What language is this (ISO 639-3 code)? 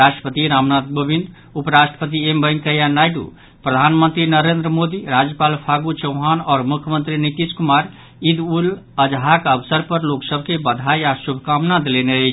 mai